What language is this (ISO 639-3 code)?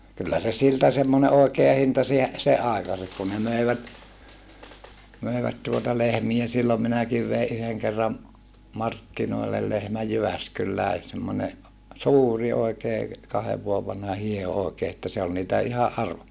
fin